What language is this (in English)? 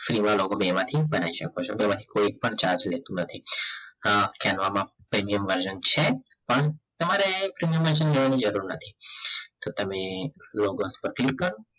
Gujarati